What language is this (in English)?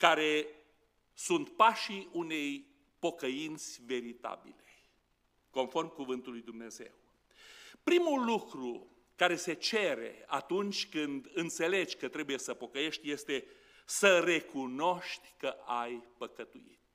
Romanian